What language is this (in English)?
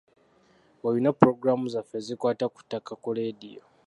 Ganda